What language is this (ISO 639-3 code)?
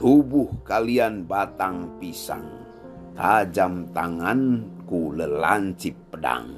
ind